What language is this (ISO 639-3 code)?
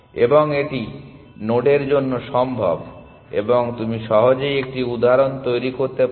ben